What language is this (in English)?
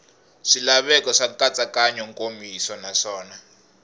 Tsonga